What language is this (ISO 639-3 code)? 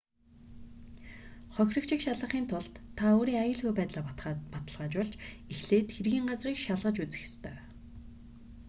mon